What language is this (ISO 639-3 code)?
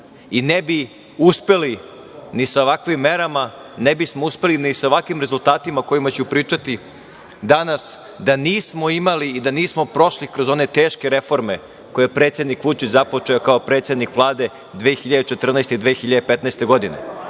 srp